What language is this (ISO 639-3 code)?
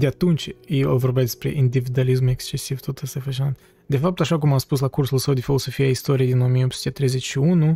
ron